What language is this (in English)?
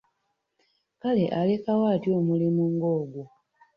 Ganda